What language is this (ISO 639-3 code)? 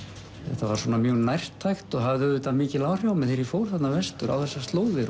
isl